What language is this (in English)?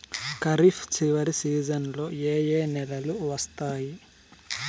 Telugu